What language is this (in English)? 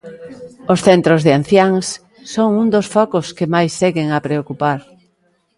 Galician